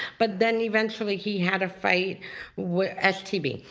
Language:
English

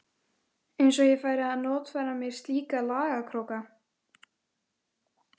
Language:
Icelandic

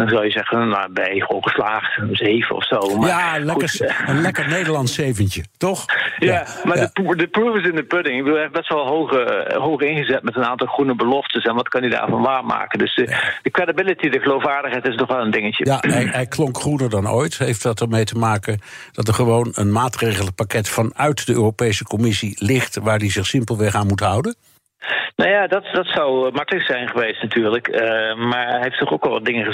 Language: Dutch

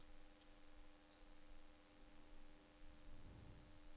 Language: Norwegian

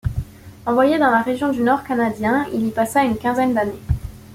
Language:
French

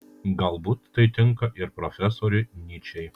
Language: Lithuanian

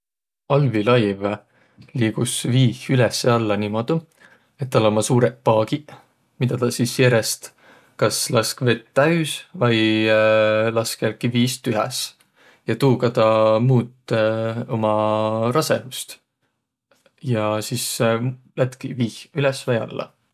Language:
Võro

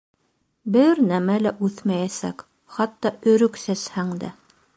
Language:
Bashkir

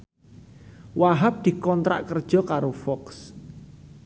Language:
Javanese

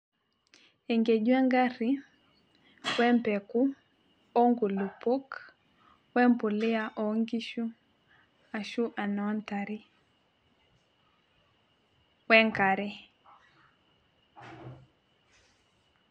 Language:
Masai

